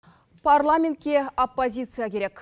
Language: Kazakh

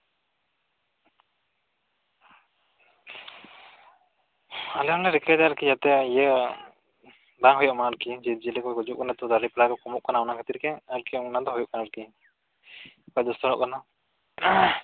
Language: Santali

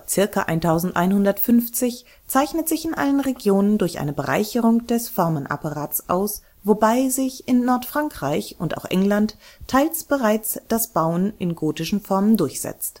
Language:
German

